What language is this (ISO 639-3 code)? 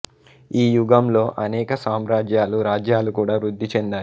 tel